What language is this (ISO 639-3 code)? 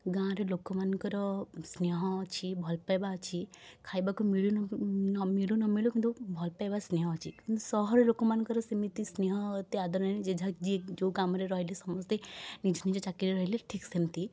ori